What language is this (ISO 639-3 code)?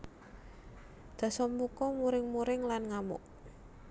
jav